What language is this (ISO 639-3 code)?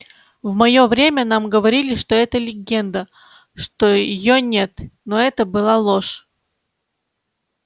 rus